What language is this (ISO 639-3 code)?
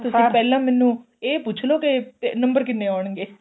pan